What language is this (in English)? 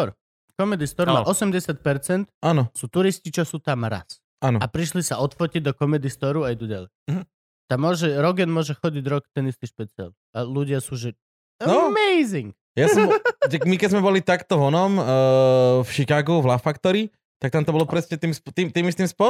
Slovak